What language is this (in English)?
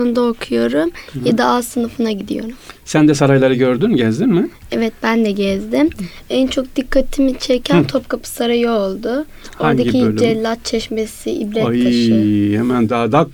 Turkish